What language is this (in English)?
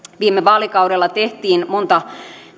Finnish